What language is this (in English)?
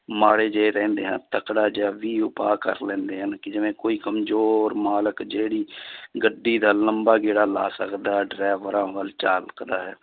Punjabi